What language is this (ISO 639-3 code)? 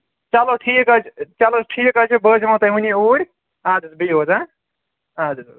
kas